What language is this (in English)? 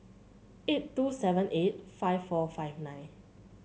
English